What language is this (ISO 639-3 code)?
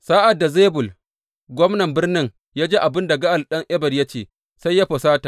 hau